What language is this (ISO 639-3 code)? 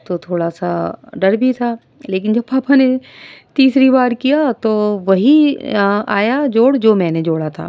urd